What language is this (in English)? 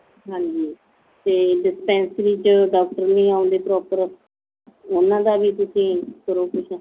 Punjabi